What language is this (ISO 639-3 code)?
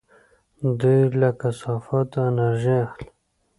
pus